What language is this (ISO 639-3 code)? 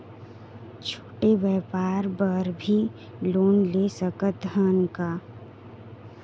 hne